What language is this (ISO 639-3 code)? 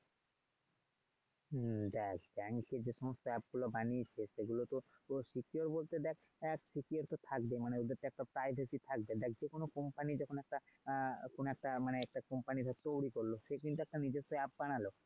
ben